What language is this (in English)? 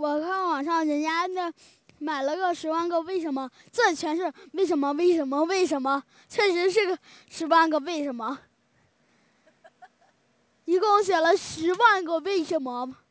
Chinese